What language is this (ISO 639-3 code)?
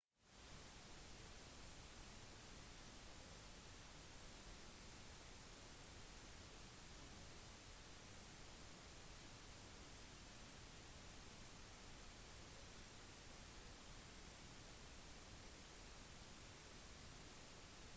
nob